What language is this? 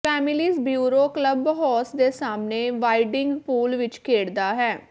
Punjabi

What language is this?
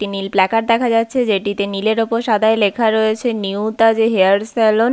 Bangla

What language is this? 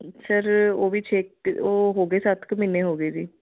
Punjabi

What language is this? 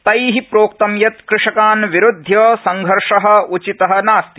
Sanskrit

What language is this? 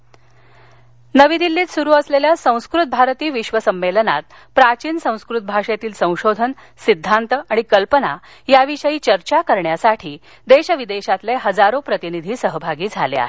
Marathi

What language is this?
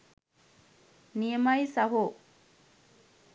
Sinhala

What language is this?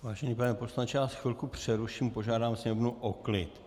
Czech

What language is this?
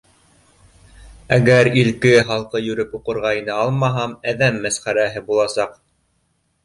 Bashkir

